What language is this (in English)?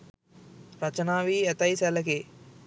Sinhala